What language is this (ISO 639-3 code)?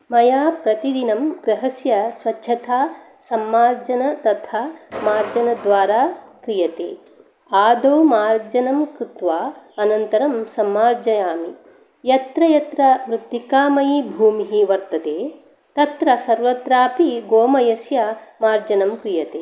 san